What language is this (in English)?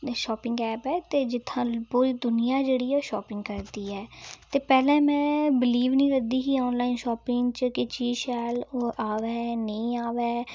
Dogri